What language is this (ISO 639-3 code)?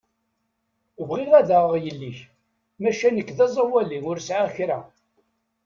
kab